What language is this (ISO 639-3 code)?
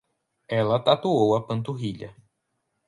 por